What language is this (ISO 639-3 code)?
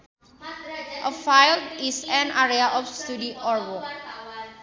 sun